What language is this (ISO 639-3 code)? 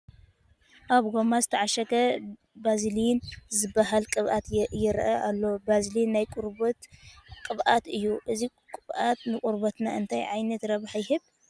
tir